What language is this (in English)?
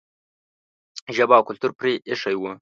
Pashto